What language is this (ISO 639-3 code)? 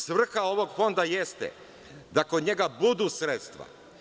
srp